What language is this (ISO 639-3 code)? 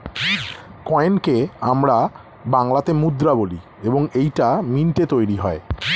ben